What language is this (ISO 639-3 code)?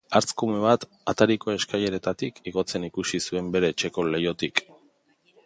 eus